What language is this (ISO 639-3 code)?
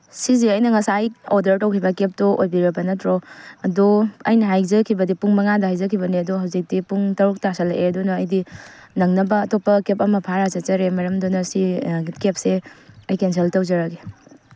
mni